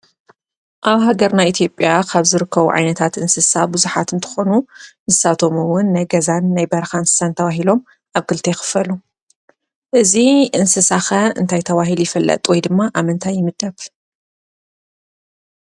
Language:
Tigrinya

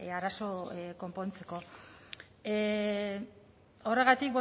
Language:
Basque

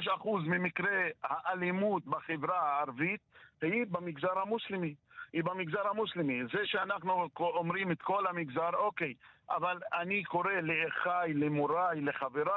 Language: Hebrew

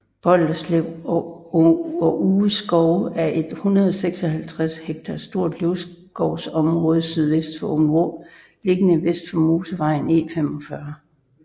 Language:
Danish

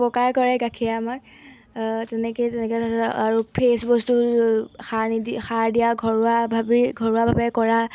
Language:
Assamese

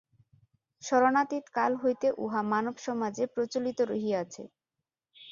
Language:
Bangla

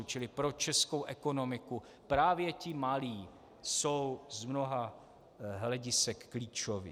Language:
Czech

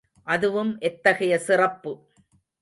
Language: Tamil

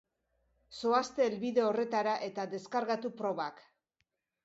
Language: Basque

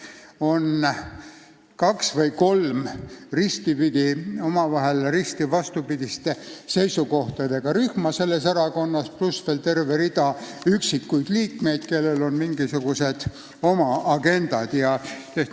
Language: Estonian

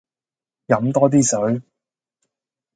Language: Cantonese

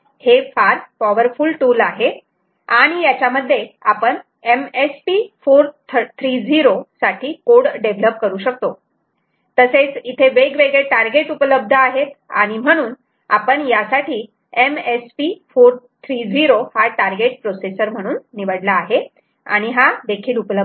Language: Marathi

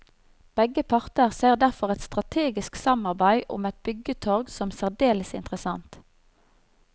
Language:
Norwegian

